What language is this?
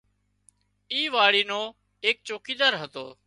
Wadiyara Koli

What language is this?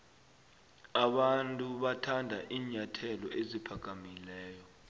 South Ndebele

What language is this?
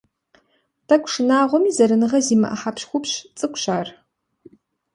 Kabardian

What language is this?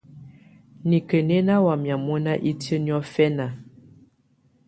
Tunen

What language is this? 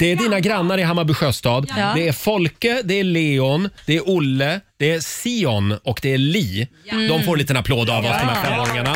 Swedish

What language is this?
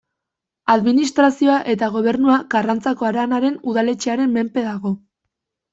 Basque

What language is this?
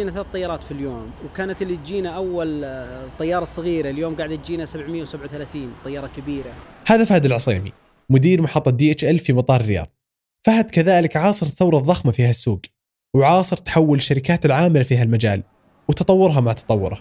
Arabic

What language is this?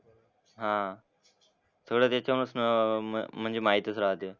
Marathi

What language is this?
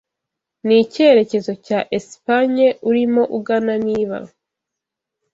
Kinyarwanda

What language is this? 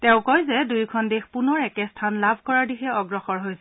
Assamese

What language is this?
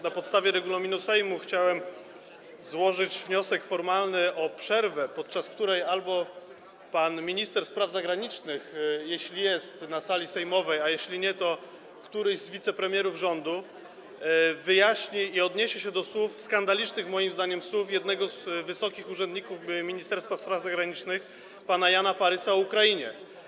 Polish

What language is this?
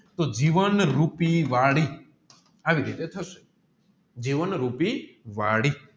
Gujarati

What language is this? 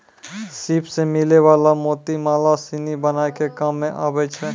Maithili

